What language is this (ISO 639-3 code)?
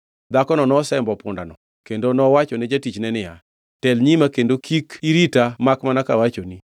luo